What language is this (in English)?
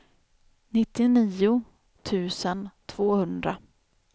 Swedish